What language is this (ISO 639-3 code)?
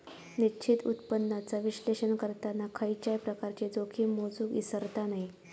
mar